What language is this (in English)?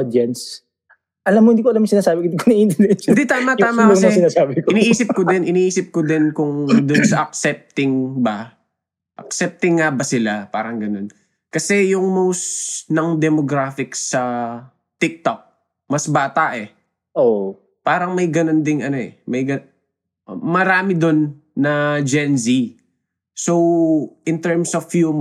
Filipino